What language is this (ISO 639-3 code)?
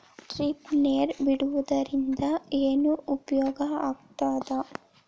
kan